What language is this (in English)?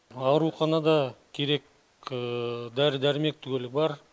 Kazakh